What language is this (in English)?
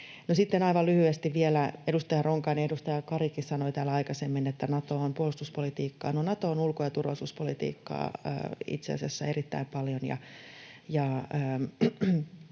Finnish